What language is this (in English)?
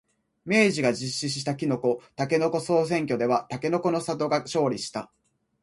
Japanese